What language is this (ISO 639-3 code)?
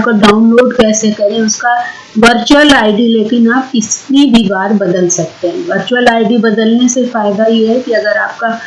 hin